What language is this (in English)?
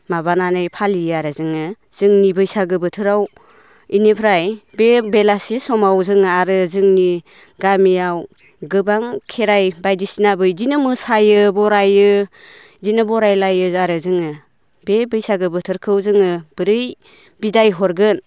Bodo